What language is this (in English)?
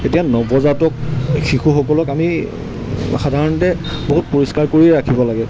Assamese